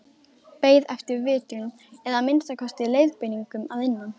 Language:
Icelandic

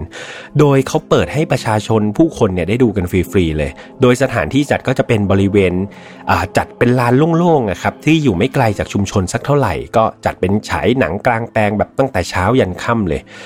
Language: Thai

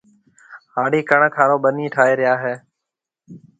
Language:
Marwari (Pakistan)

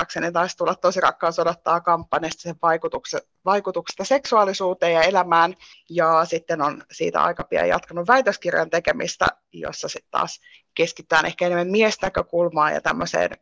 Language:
Finnish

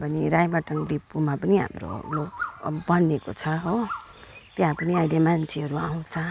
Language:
Nepali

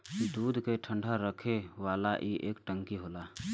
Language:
Bhojpuri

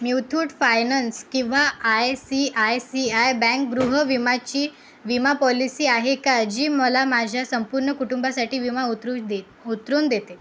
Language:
Marathi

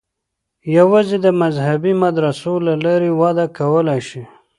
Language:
Pashto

